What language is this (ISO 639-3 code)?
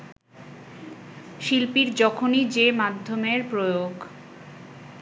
ben